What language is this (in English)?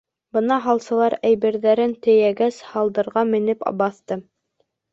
Bashkir